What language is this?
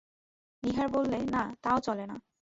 Bangla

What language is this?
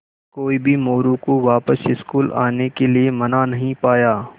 Hindi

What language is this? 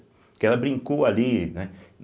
Portuguese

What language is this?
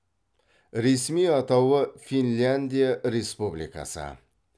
Kazakh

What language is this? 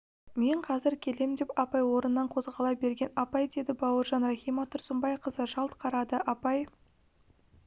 Kazakh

